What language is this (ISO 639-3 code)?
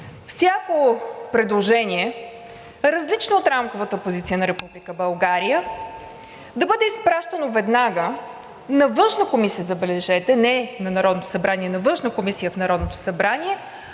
bul